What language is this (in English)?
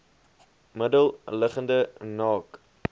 Afrikaans